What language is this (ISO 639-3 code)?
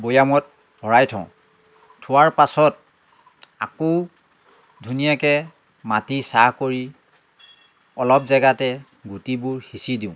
asm